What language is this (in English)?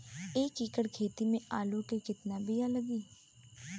Bhojpuri